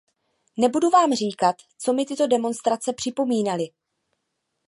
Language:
Czech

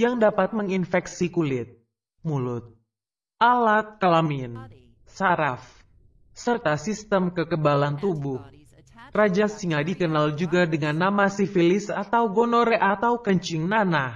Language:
Indonesian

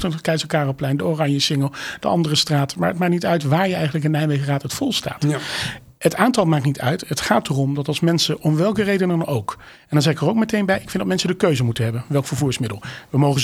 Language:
Dutch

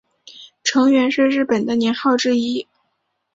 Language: Chinese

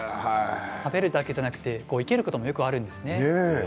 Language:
Japanese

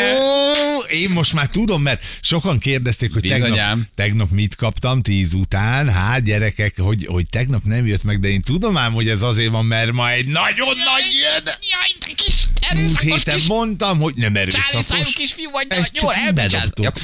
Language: Hungarian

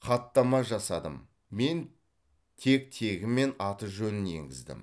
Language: Kazakh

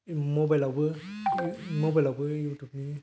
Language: Bodo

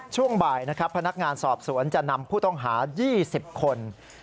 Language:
Thai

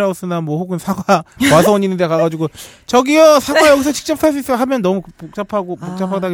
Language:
Korean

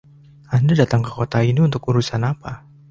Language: Indonesian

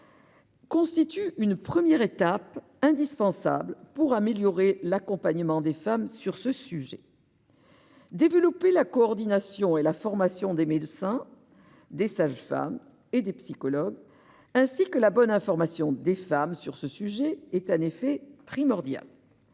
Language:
French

